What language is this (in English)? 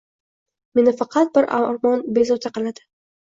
Uzbek